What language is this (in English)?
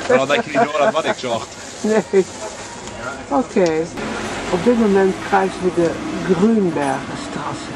Dutch